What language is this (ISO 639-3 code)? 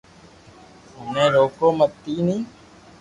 lrk